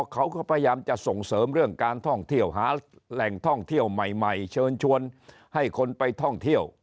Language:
Thai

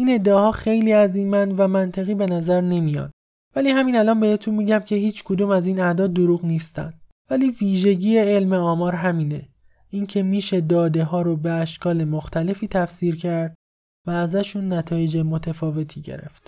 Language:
Persian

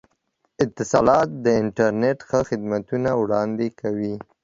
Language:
Pashto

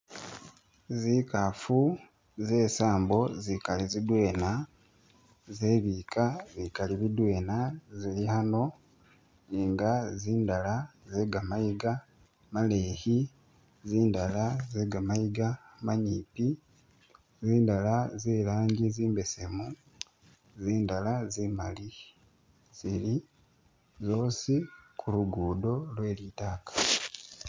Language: Masaaba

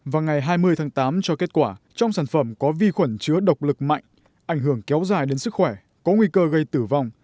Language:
Vietnamese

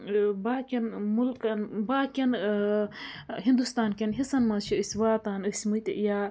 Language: Kashmiri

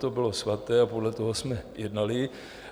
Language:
Czech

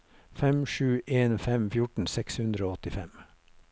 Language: Norwegian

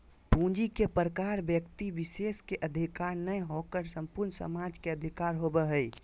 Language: Magahi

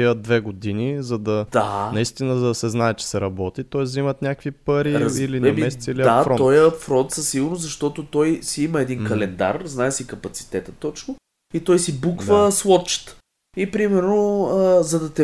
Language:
Bulgarian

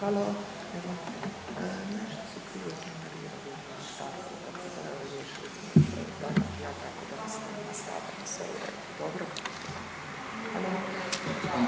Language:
Croatian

